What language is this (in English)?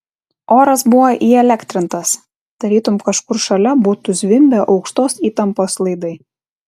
Lithuanian